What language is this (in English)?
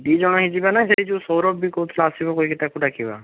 Odia